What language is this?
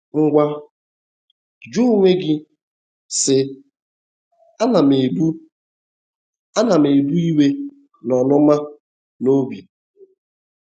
Igbo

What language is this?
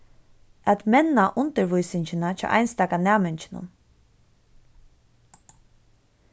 Faroese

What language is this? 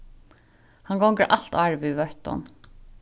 Faroese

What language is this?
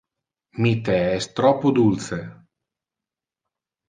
Interlingua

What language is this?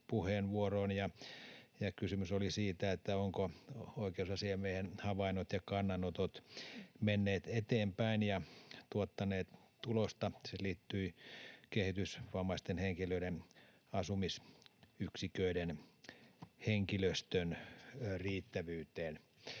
Finnish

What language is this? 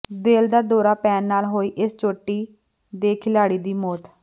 Punjabi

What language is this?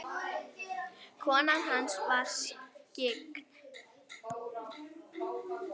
Icelandic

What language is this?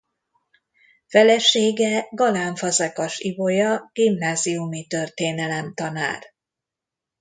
Hungarian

